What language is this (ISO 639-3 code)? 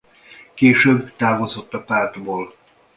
hun